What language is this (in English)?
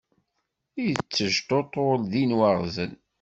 Kabyle